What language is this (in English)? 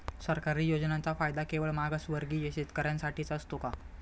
Marathi